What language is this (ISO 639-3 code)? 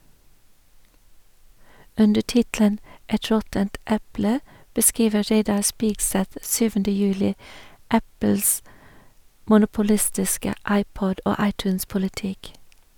nor